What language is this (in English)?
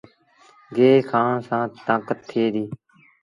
Sindhi Bhil